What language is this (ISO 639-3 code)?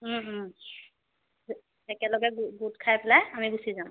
asm